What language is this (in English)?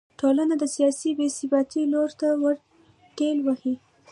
Pashto